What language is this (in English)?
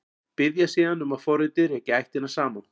Icelandic